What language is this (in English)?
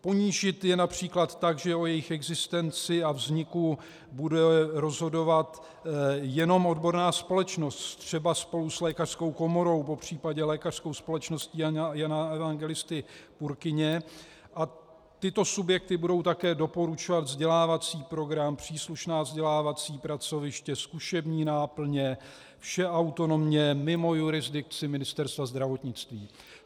Czech